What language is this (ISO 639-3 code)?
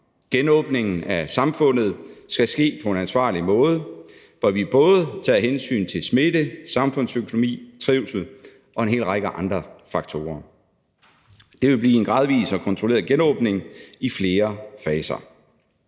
dan